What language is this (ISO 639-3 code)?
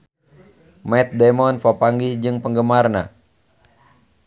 sun